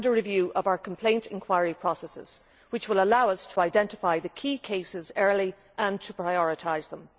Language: English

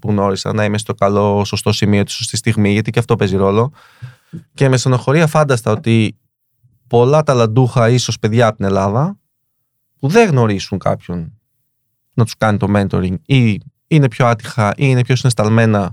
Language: Greek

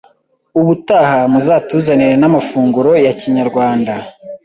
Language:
Kinyarwanda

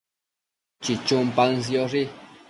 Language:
Matsés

